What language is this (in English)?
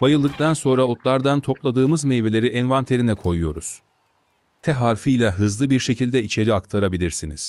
Turkish